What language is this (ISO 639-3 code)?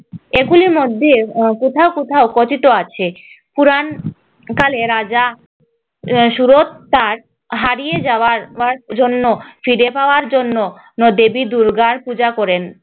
ben